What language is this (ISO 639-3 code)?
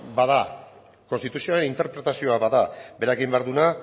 eus